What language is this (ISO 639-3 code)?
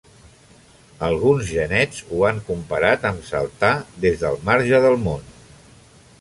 cat